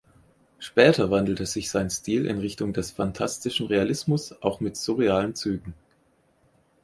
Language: German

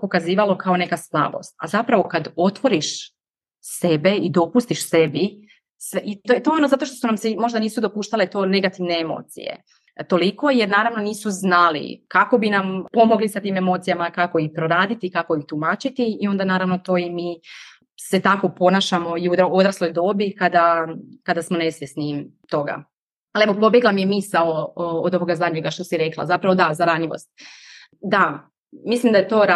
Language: Croatian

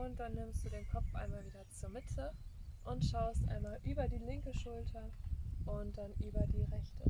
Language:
German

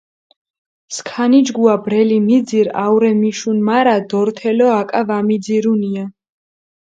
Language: Mingrelian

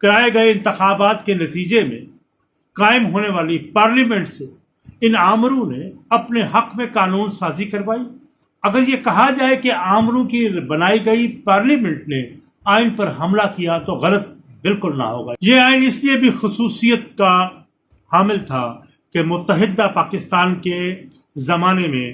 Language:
Urdu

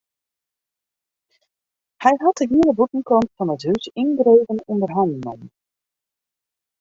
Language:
Western Frisian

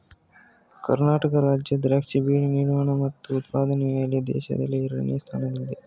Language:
Kannada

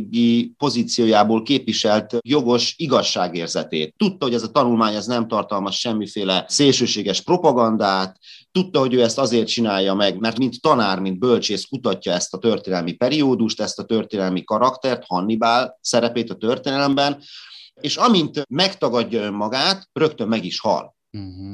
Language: Hungarian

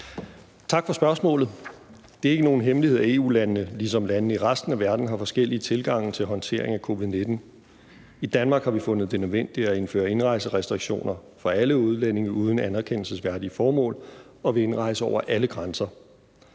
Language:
Danish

